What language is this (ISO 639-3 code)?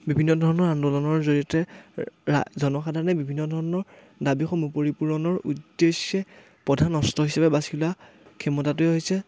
asm